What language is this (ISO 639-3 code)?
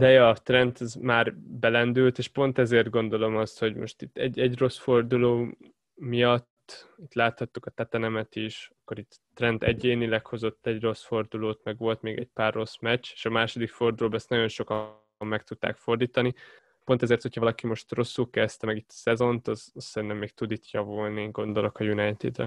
hun